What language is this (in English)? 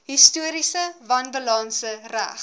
Afrikaans